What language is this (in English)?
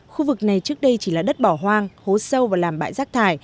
Vietnamese